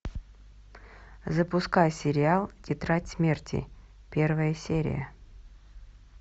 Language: Russian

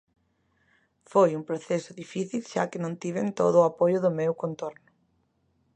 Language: Galician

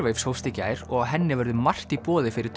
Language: Icelandic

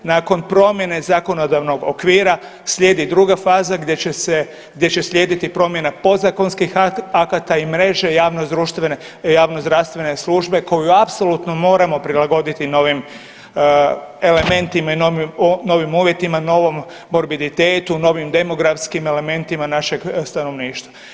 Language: Croatian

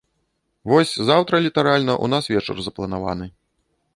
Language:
Belarusian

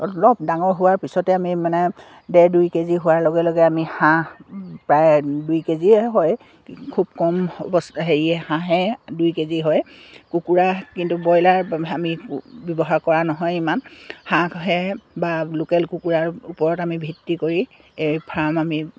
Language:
Assamese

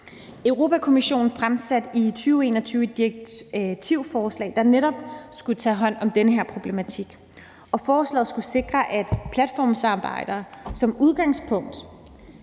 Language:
Danish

